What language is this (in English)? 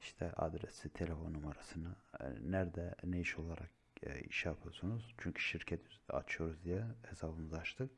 Turkish